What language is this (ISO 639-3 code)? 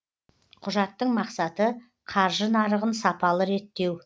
kaz